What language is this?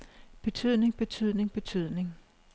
Danish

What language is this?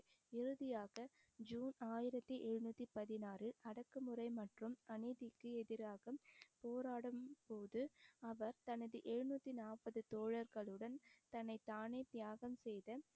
Tamil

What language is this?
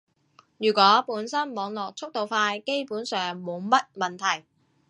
Cantonese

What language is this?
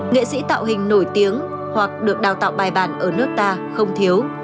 Vietnamese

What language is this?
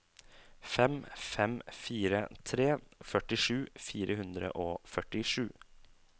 Norwegian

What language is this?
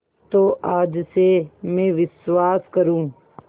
Hindi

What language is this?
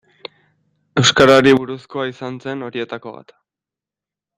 Basque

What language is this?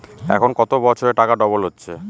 Bangla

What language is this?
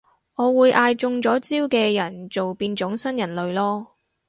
Cantonese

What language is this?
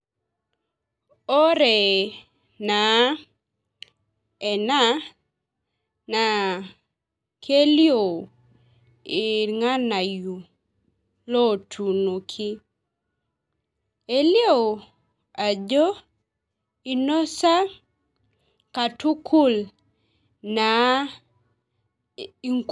Masai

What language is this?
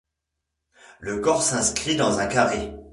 French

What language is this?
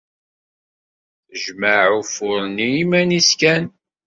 Kabyle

